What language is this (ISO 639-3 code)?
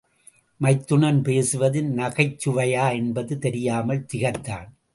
tam